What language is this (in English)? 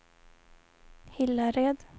Swedish